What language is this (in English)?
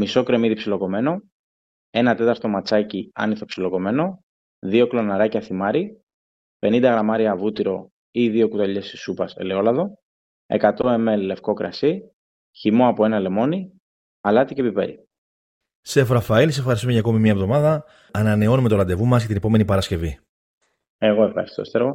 Greek